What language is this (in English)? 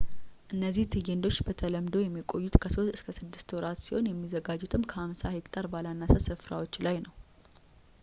Amharic